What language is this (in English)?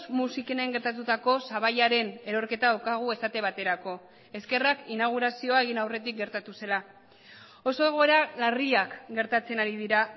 Basque